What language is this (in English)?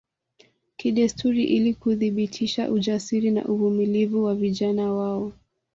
Swahili